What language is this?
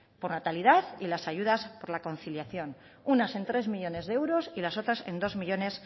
Spanish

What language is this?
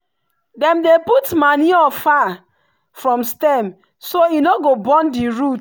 Nigerian Pidgin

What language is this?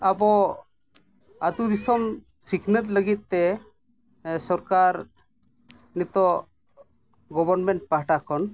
Santali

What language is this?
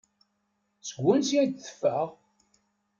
Kabyle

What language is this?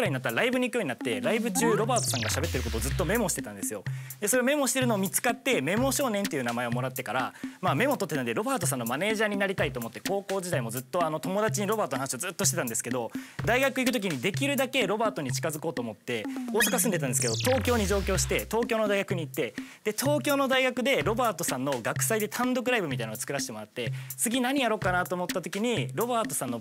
Japanese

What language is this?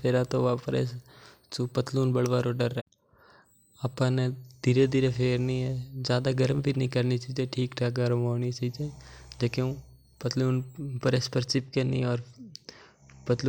Mewari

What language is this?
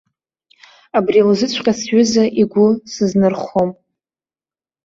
Abkhazian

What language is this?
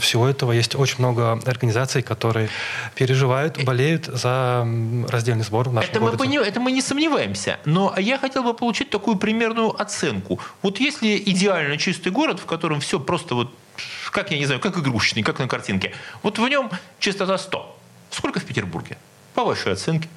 Russian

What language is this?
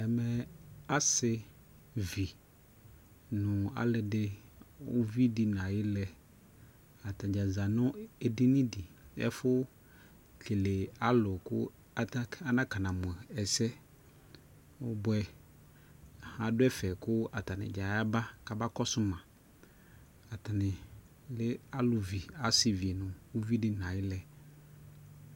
Ikposo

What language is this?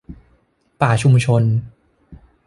Thai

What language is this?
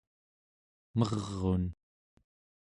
Central Yupik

